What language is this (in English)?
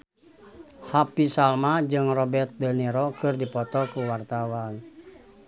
Sundanese